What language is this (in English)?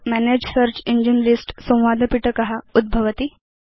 Sanskrit